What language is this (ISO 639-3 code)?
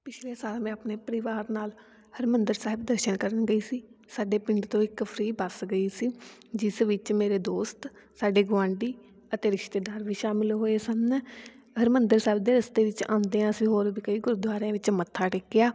pan